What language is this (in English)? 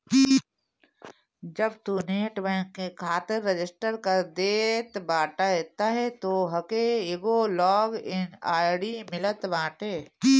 Bhojpuri